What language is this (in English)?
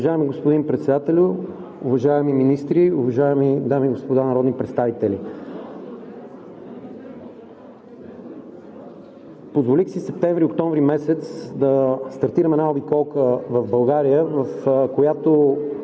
Bulgarian